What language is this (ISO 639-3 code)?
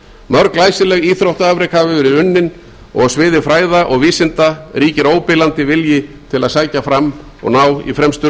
isl